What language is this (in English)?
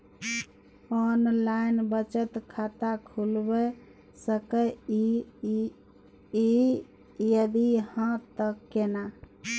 Maithili